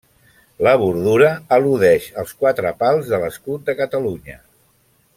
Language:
Catalan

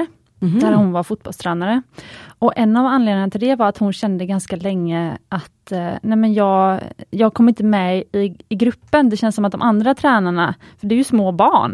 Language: Swedish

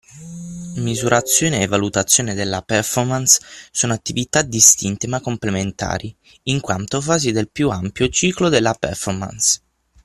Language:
Italian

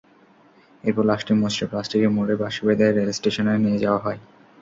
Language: Bangla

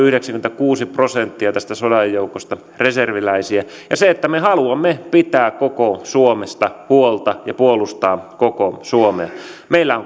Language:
Finnish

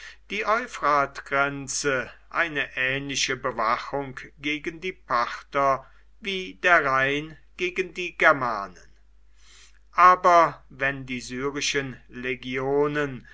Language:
German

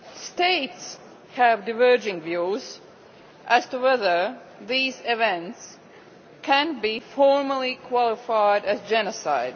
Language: English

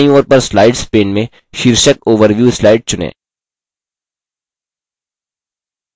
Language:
Hindi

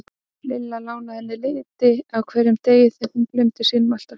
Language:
Icelandic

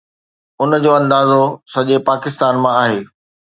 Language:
Sindhi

